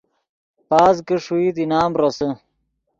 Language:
Yidgha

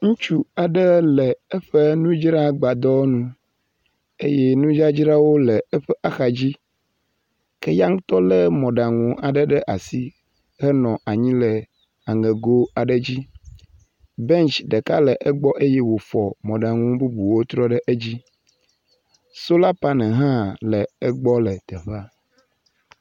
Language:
Ewe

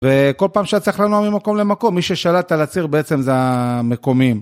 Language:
Hebrew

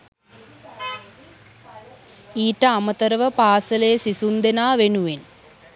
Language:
Sinhala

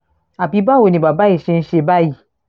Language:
Yoruba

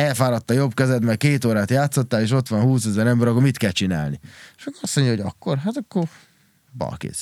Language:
Hungarian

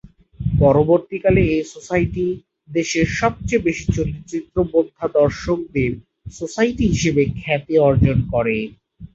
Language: Bangla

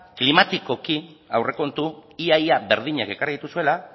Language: Basque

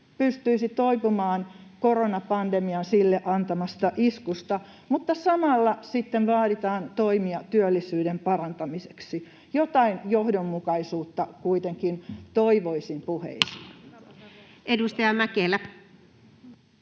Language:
Finnish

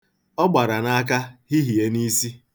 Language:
Igbo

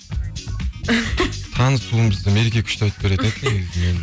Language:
Kazakh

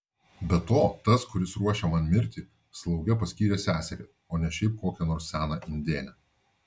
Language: Lithuanian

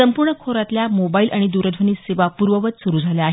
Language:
Marathi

